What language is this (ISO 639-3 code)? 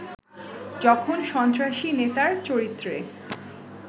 ben